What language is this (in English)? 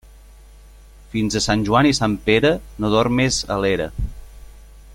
Catalan